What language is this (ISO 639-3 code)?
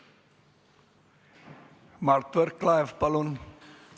est